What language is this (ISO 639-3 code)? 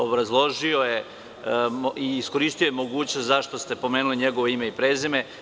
srp